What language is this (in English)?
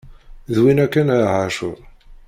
Kabyle